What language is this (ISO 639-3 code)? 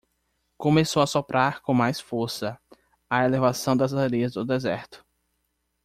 por